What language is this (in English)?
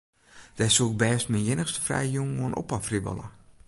Western Frisian